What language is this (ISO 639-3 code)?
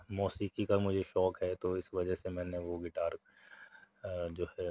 urd